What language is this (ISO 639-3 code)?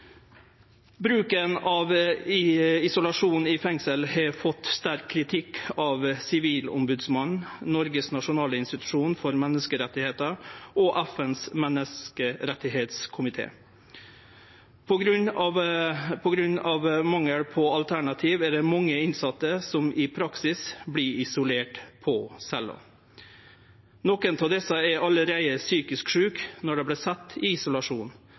nno